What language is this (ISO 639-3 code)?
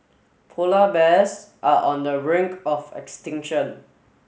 eng